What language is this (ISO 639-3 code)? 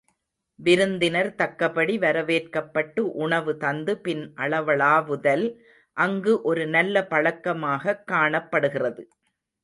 tam